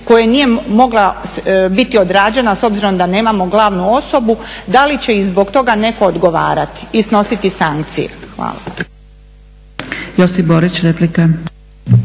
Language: Croatian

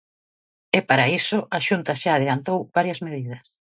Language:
Galician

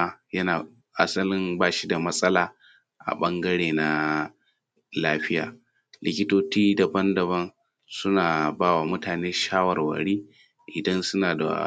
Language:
Hausa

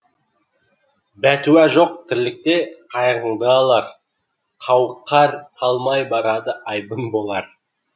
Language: Kazakh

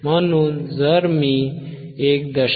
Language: Marathi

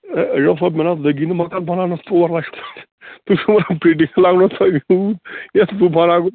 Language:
Kashmiri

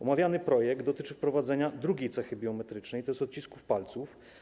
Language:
Polish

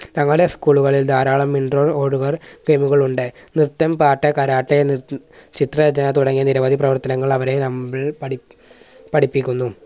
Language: Malayalam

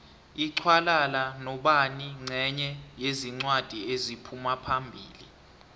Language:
South Ndebele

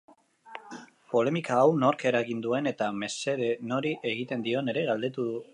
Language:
Basque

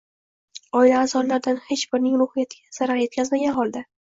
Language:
Uzbek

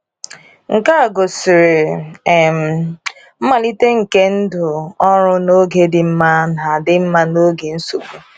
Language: Igbo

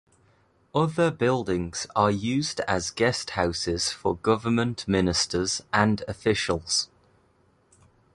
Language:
English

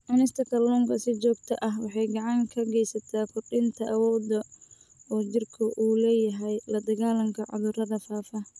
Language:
Somali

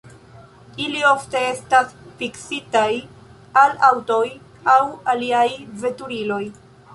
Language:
Esperanto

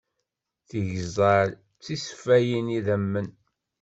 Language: Kabyle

